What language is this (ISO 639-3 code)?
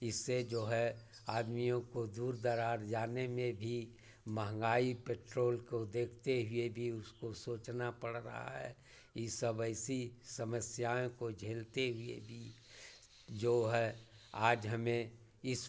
hin